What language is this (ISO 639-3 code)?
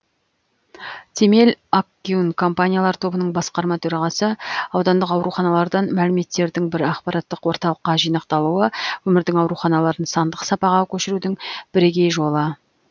kaz